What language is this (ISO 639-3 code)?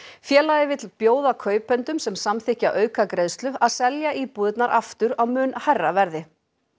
isl